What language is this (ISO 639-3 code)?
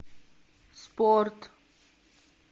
rus